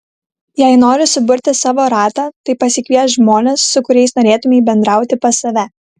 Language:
Lithuanian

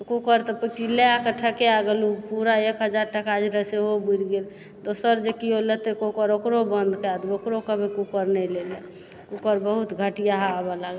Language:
Maithili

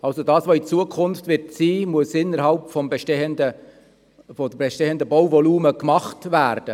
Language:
Swiss German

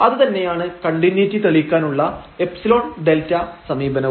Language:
Malayalam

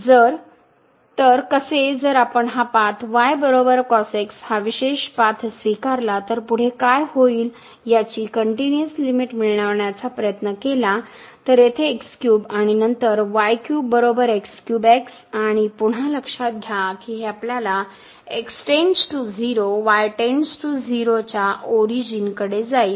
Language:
Marathi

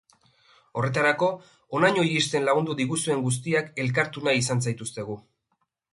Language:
Basque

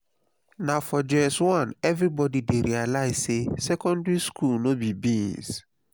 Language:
Nigerian Pidgin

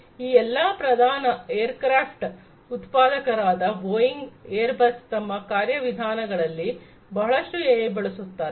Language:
Kannada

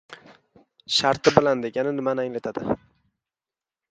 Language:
Uzbek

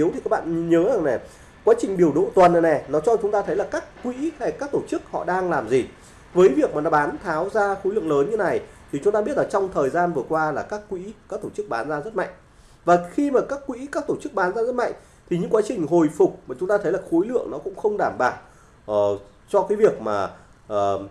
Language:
Vietnamese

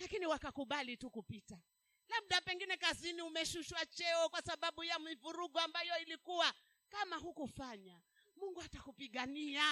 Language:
Swahili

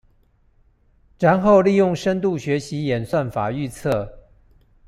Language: Chinese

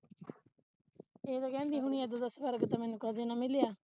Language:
Punjabi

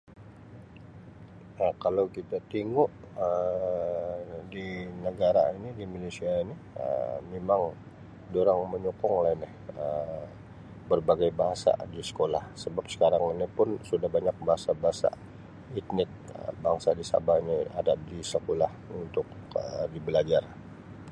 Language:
Sabah Malay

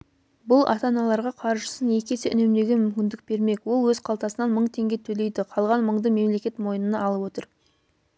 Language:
Kazakh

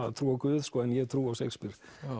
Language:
Icelandic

